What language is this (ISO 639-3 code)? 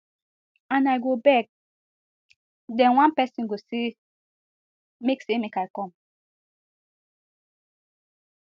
pcm